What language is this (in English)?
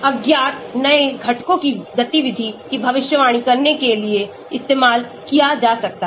Hindi